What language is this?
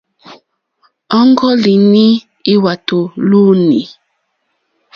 Mokpwe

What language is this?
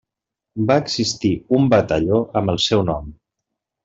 Catalan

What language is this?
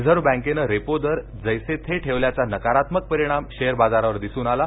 Marathi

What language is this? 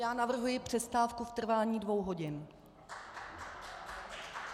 Czech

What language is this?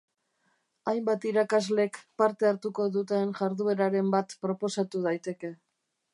Basque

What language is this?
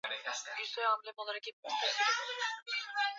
Swahili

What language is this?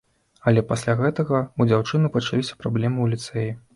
Belarusian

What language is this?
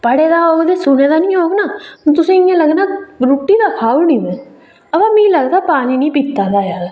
Dogri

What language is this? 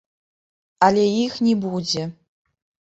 Belarusian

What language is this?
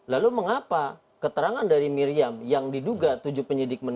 Indonesian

